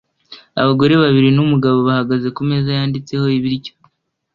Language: Kinyarwanda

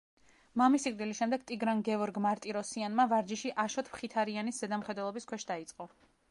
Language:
Georgian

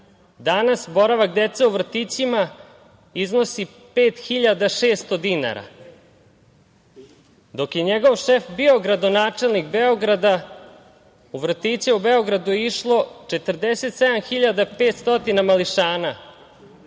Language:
Serbian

